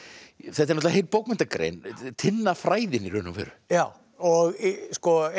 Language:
Icelandic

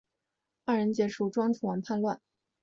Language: Chinese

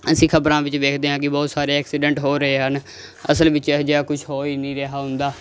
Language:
Punjabi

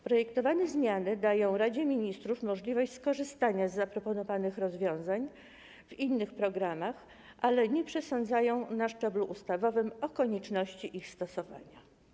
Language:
Polish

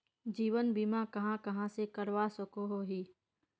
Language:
Magahi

